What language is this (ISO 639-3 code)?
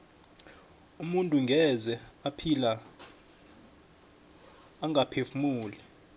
nbl